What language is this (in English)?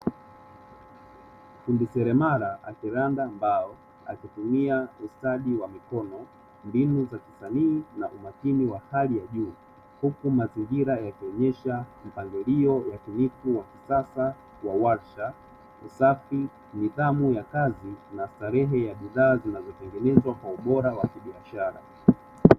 Swahili